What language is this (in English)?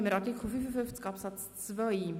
Swiss German